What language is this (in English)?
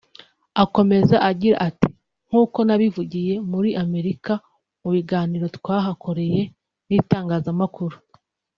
Kinyarwanda